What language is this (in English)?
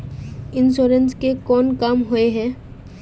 Magahi